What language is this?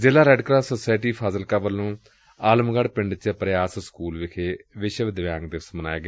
Punjabi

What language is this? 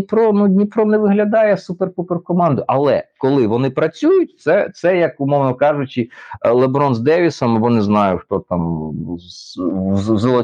Ukrainian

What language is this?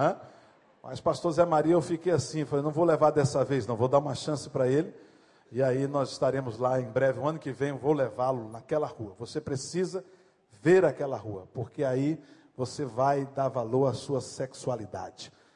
Portuguese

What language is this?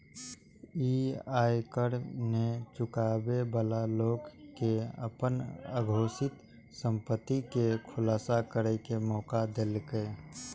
Maithili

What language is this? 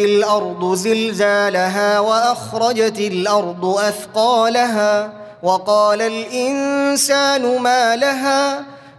Arabic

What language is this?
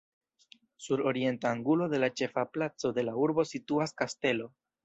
Esperanto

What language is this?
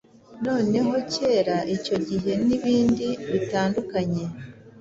Kinyarwanda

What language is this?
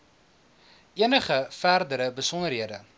Afrikaans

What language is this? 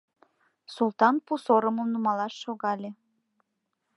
Mari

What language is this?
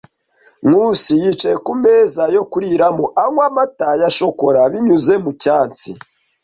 Kinyarwanda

